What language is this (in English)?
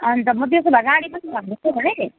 Nepali